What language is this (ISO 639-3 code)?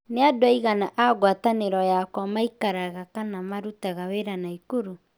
kik